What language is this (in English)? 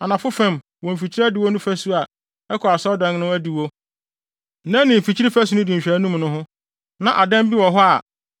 Akan